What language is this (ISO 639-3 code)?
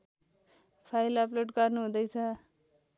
nep